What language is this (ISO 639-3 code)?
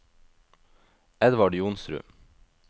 nor